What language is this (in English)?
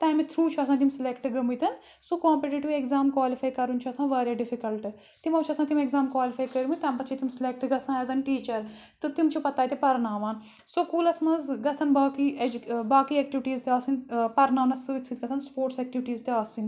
Kashmiri